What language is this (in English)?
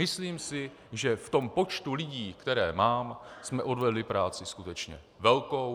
Czech